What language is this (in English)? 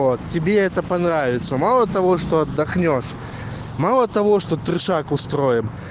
Russian